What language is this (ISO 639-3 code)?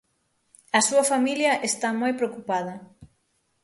glg